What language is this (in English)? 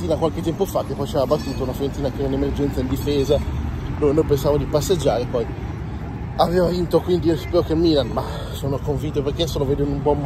Italian